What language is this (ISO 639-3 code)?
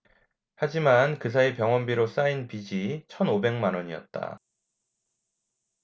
kor